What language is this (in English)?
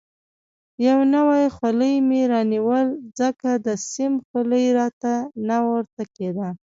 Pashto